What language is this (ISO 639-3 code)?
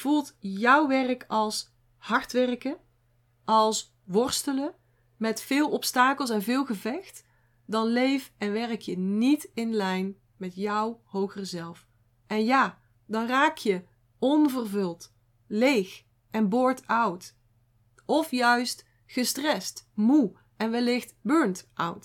nld